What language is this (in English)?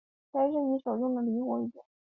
Chinese